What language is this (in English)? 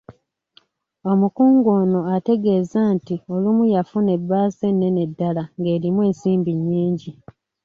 Ganda